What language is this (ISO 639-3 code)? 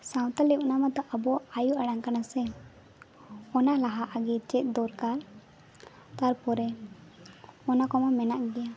sat